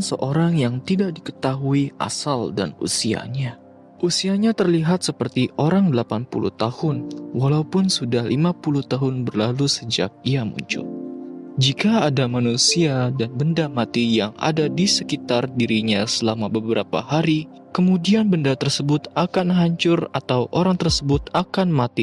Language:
Indonesian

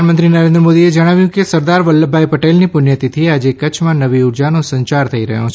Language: Gujarati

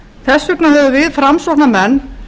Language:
Icelandic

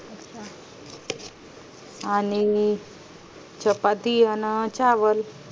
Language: Marathi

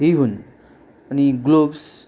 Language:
Nepali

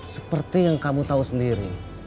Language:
Indonesian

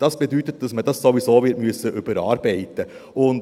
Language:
Swiss German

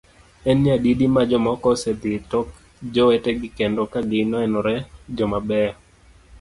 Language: Luo (Kenya and Tanzania)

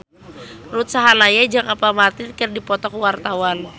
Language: Sundanese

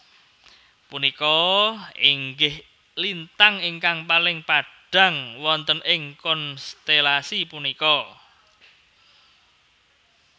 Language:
Javanese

